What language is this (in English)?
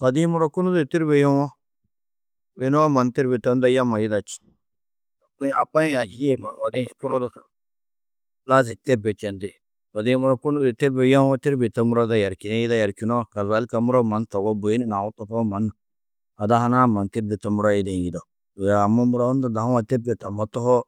Tedaga